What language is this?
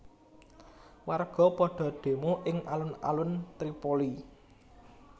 Javanese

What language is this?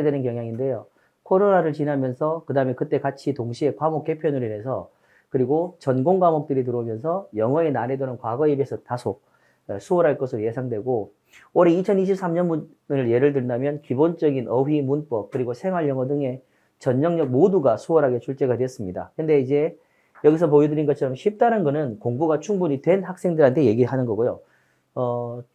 Korean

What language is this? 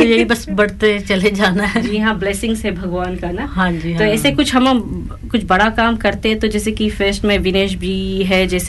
Hindi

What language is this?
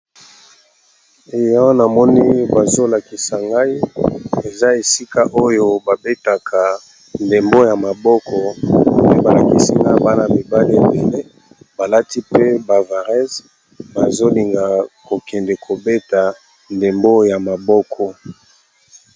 Lingala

